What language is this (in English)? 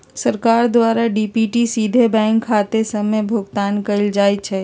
Magahi